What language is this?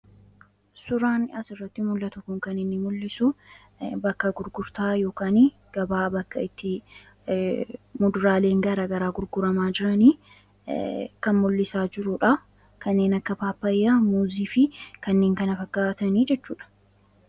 Oromo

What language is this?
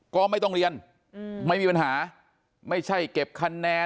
Thai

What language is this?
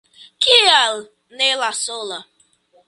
Esperanto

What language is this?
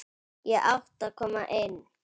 Icelandic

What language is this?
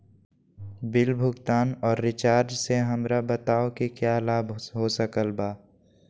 Magahi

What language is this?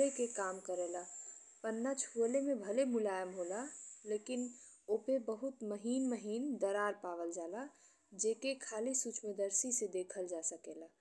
Bhojpuri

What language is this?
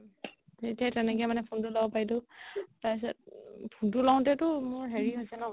Assamese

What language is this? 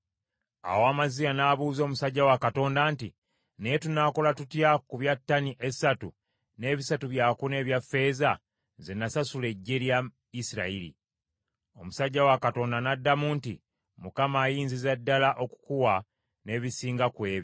Ganda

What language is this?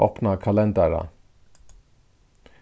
Faroese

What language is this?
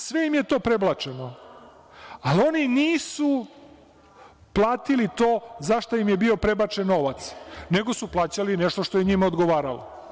Serbian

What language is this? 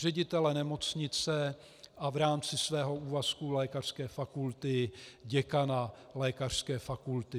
Czech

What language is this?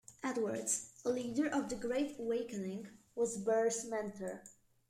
English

